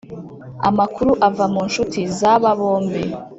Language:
Kinyarwanda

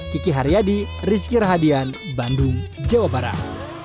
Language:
Indonesian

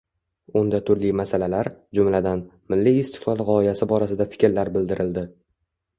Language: Uzbek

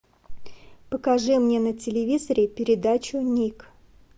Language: Russian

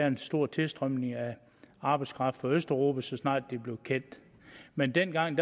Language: Danish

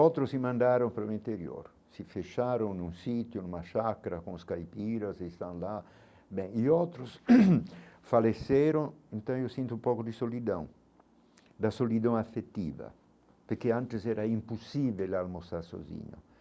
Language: Portuguese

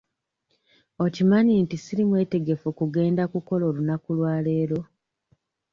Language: Ganda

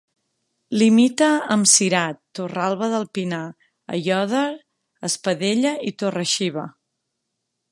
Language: Catalan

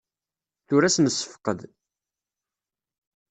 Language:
Kabyle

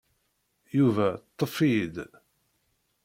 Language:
Kabyle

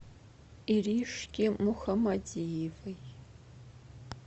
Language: Russian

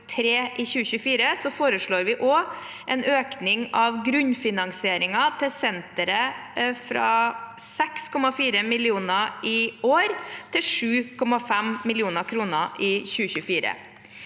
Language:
Norwegian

